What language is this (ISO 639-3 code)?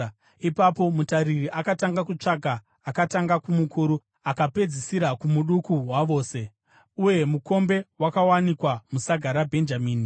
sna